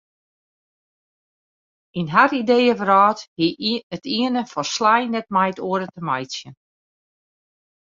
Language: Western Frisian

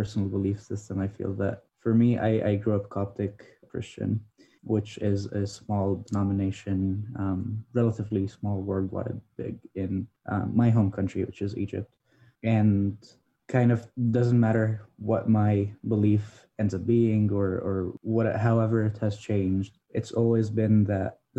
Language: English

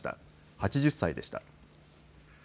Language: Japanese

